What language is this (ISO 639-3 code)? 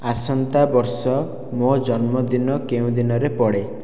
ori